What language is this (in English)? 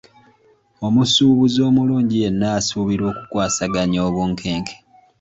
Ganda